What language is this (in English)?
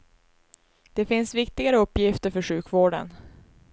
Swedish